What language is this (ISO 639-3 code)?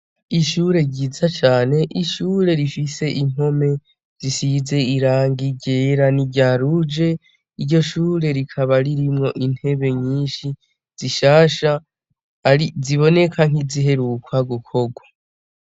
run